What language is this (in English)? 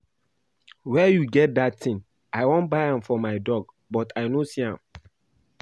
Nigerian Pidgin